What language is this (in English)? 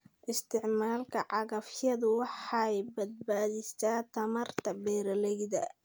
Somali